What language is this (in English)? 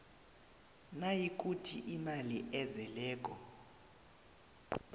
South Ndebele